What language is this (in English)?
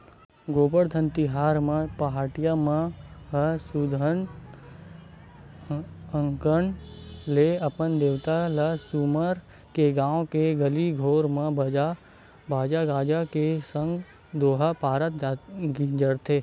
Chhattisgarhi